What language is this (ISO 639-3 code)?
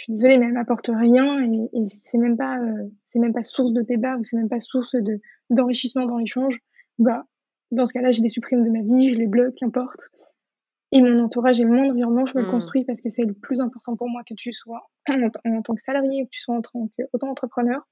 fra